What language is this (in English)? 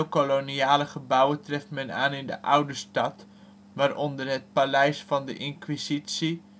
Dutch